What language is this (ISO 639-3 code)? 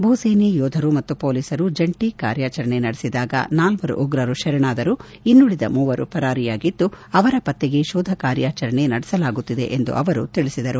kan